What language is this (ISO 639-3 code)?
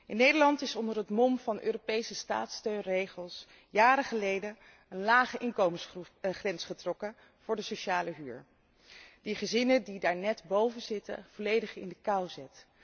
nld